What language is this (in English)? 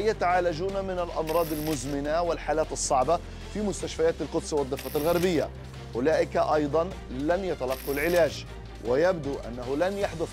Arabic